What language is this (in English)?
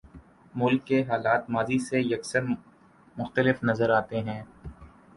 Urdu